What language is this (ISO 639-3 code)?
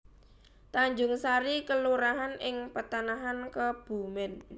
jav